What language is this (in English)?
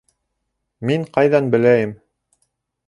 Bashkir